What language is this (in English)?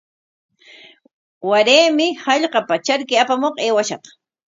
Corongo Ancash Quechua